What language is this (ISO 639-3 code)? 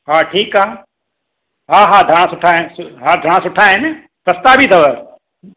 snd